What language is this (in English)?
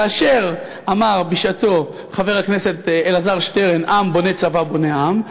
Hebrew